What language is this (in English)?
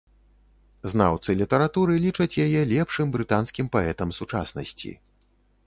Belarusian